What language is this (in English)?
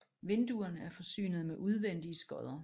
Danish